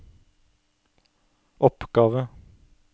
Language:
Norwegian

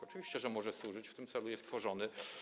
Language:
Polish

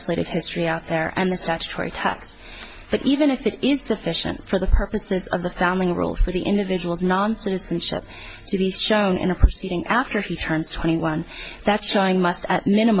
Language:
English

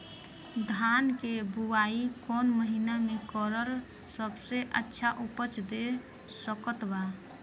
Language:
Bhojpuri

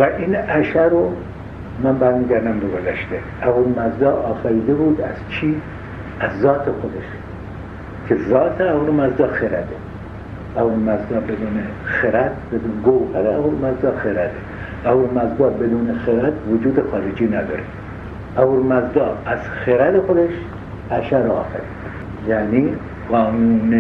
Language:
Persian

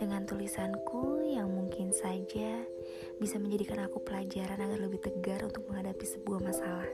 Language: Indonesian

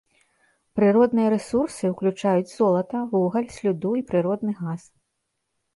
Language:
Belarusian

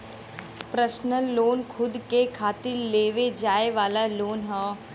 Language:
Bhojpuri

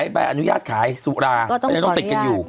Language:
Thai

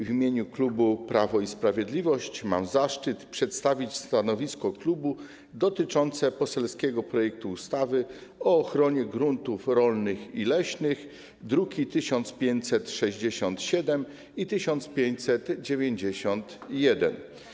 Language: Polish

